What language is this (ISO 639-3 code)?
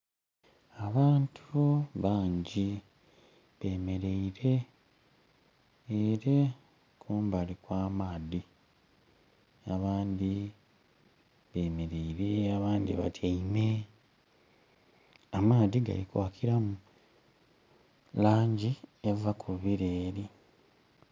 xog